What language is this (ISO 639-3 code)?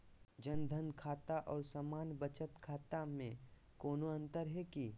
mag